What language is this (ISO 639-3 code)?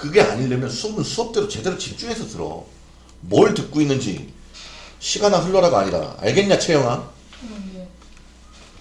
kor